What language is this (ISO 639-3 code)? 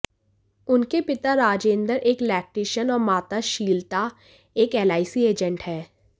hin